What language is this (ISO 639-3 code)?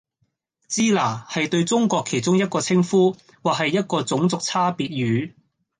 yue